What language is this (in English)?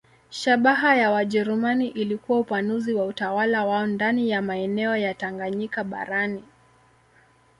Swahili